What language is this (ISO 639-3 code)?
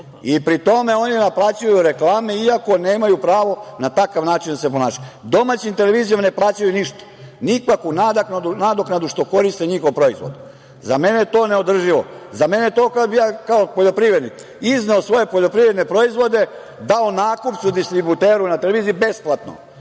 srp